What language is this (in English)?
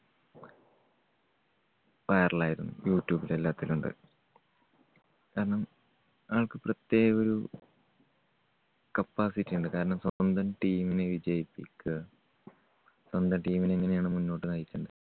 Malayalam